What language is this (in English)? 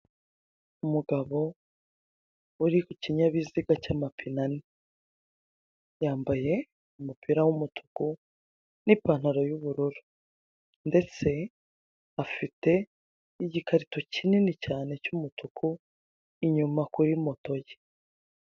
Kinyarwanda